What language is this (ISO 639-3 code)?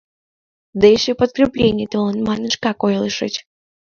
chm